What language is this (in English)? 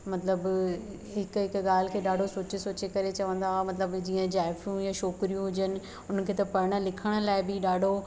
Sindhi